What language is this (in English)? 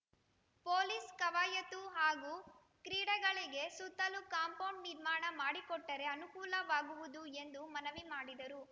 Kannada